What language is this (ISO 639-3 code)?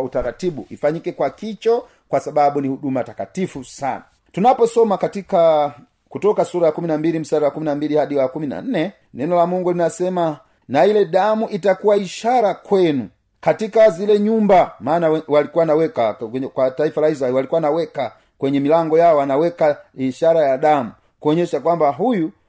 swa